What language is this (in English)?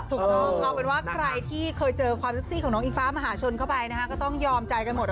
Thai